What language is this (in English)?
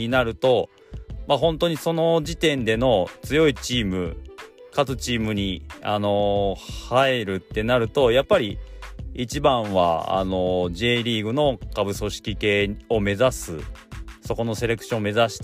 Japanese